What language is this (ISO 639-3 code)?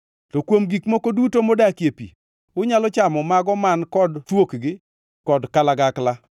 luo